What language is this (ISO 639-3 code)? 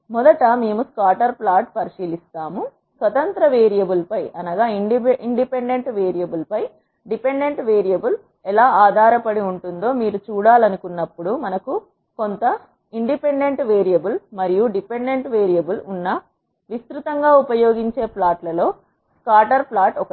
tel